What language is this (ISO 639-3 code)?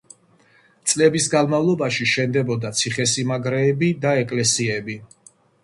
kat